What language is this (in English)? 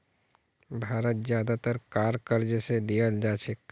Magahi